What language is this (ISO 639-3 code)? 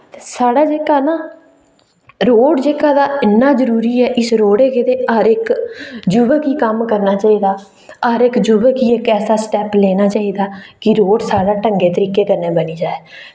doi